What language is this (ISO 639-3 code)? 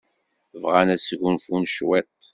kab